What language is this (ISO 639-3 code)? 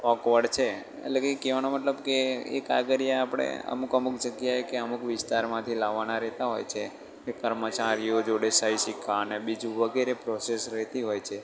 guj